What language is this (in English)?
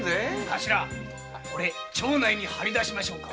Japanese